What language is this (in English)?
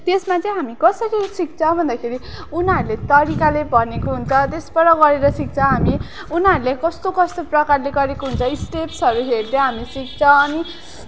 Nepali